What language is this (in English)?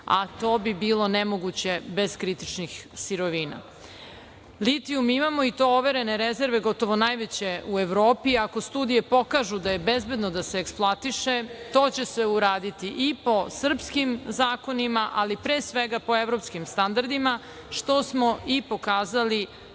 Serbian